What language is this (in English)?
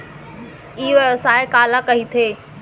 Chhattisgarhi